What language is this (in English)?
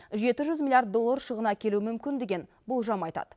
Kazakh